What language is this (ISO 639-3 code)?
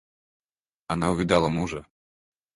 rus